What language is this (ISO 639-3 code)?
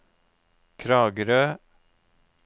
nor